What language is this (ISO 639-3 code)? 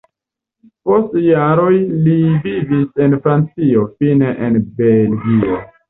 epo